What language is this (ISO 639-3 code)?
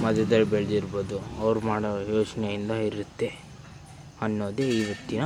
kan